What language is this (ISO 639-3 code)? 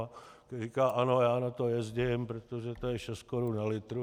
ces